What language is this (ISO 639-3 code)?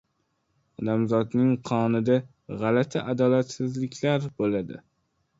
uzb